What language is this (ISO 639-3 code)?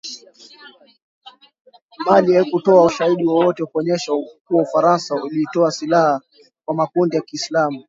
swa